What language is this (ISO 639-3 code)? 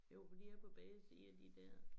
dan